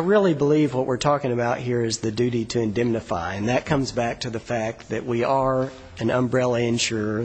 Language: English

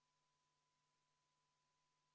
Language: Estonian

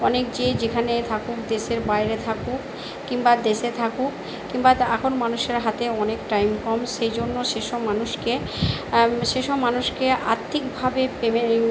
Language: Bangla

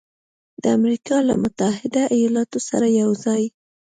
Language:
Pashto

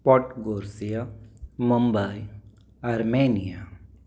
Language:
Sindhi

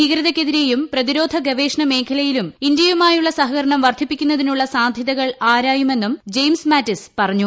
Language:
Malayalam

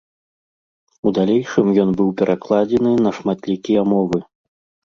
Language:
Belarusian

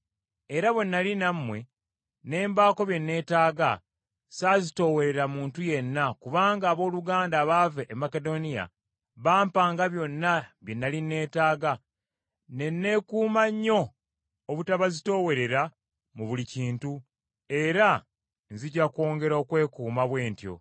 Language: Ganda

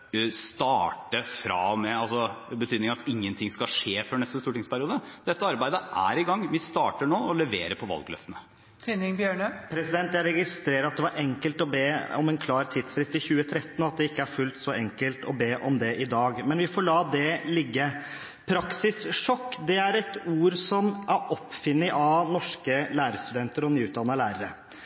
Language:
Norwegian Bokmål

